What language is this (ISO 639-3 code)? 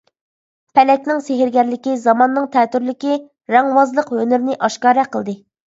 uig